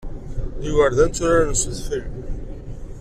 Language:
Kabyle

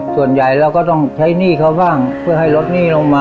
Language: Thai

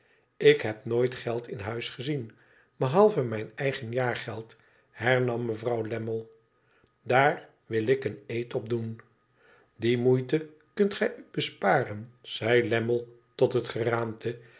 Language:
Dutch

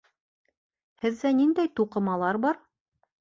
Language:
Bashkir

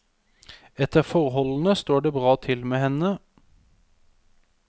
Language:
Norwegian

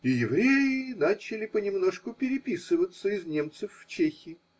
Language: Russian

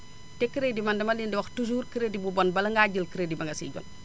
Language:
Wolof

